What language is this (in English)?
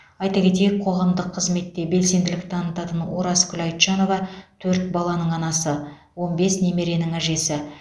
Kazakh